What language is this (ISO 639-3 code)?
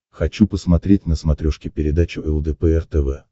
rus